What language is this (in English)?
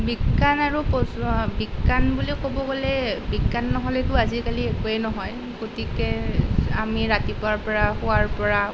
Assamese